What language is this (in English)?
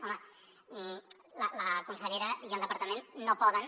Catalan